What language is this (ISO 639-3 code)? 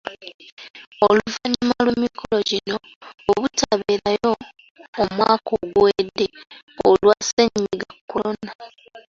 lug